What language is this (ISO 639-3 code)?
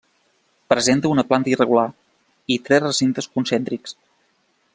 cat